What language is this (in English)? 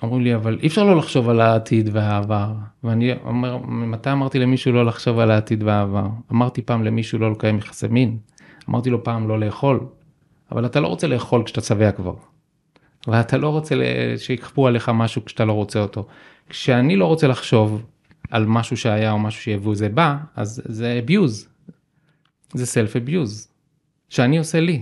Hebrew